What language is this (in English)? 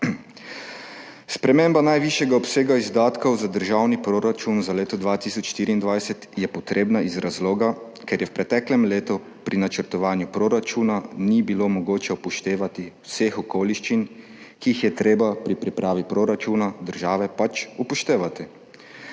Slovenian